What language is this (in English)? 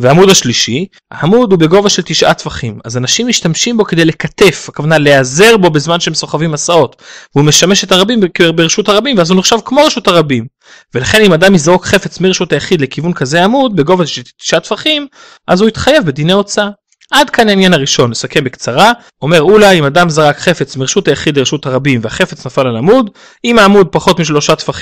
Hebrew